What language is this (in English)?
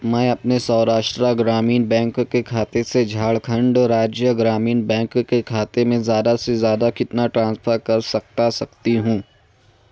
Urdu